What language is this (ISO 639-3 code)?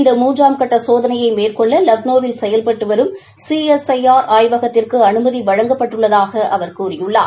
tam